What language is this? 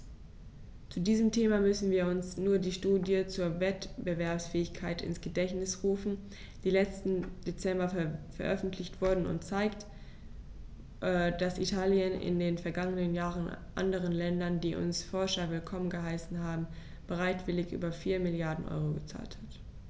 German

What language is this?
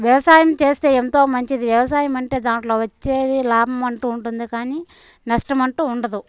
Telugu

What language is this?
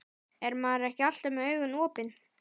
Icelandic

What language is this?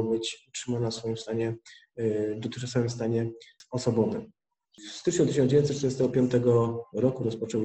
Polish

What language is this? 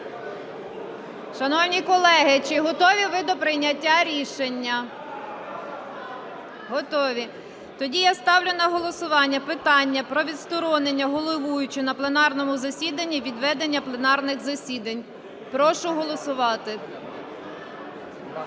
Ukrainian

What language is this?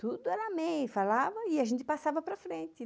Portuguese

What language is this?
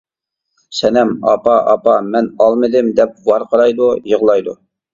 Uyghur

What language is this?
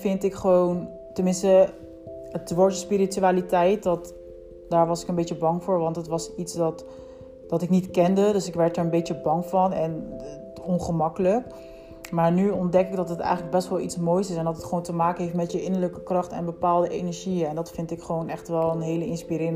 Dutch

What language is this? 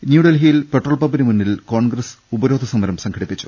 Malayalam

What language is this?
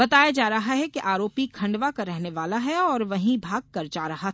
Hindi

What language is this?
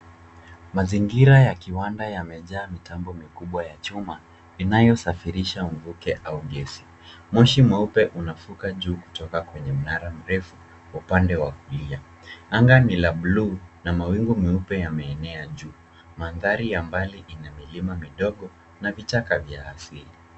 Swahili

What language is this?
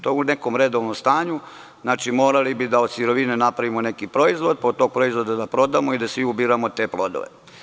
Serbian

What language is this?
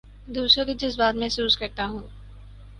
Urdu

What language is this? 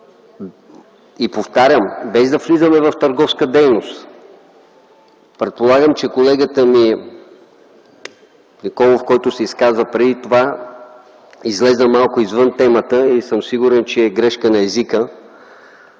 Bulgarian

